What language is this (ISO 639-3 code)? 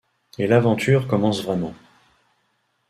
fra